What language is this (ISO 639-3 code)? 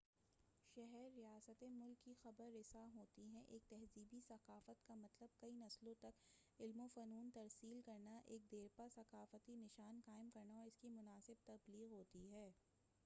urd